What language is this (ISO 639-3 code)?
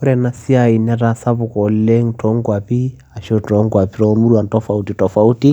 mas